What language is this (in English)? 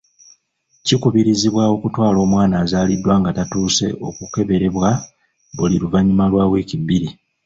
Ganda